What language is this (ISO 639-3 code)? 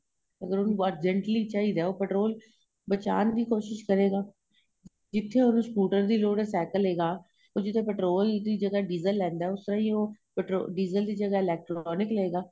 pan